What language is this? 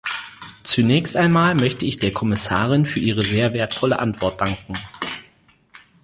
German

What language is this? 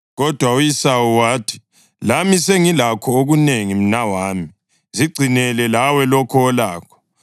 North Ndebele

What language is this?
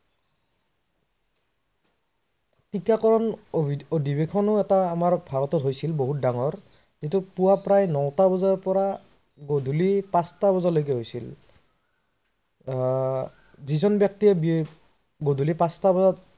Assamese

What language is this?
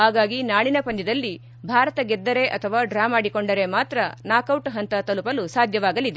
Kannada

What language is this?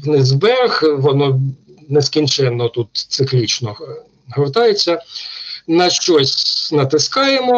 Ukrainian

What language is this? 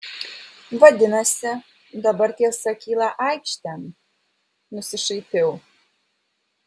Lithuanian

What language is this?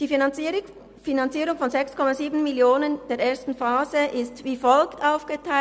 Swiss German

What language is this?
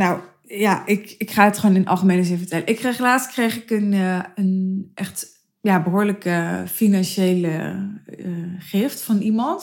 Dutch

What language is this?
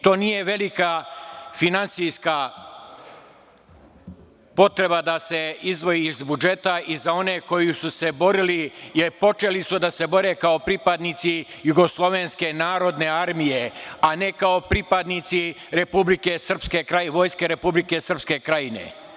Serbian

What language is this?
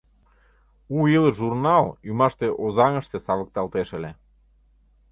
Mari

